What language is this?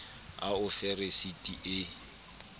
Southern Sotho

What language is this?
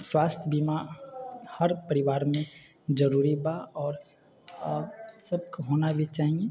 Maithili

